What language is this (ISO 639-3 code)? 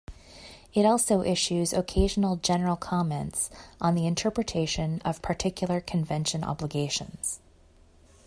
eng